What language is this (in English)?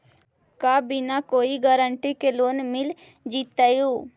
Magahi